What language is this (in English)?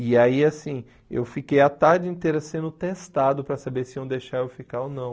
Portuguese